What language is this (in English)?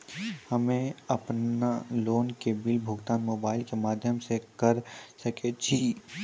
Maithili